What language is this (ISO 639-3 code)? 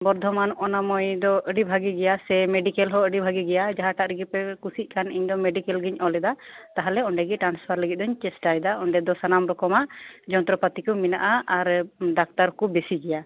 sat